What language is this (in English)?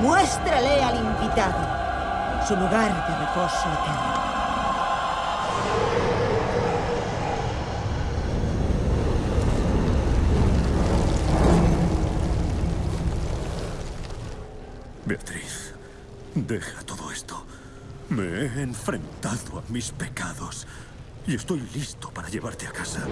Spanish